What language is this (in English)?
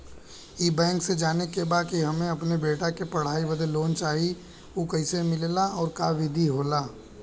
Bhojpuri